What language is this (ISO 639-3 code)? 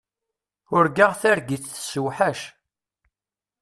kab